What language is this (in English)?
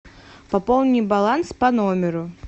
Russian